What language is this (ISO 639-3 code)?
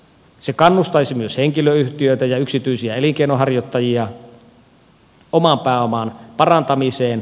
fin